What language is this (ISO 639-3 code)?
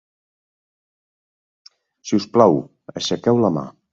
cat